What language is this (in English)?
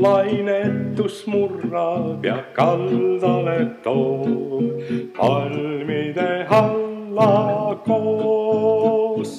Romanian